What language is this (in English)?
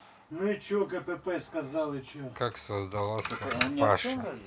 Russian